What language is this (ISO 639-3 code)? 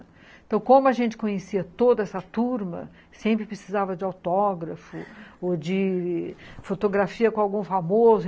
por